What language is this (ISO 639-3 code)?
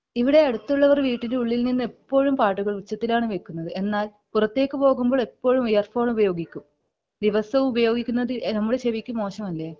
mal